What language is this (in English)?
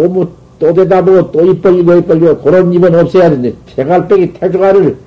Korean